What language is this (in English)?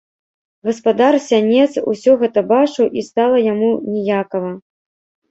Belarusian